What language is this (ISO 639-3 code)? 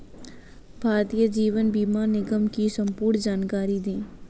hin